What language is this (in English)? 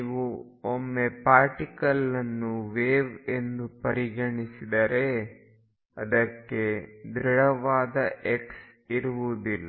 Kannada